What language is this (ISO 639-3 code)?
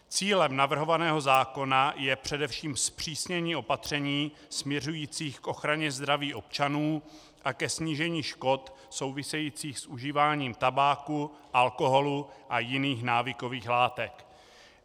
ces